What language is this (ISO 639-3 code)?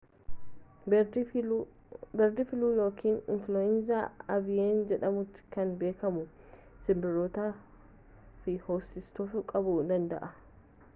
orm